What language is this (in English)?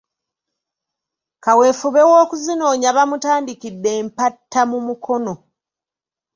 Ganda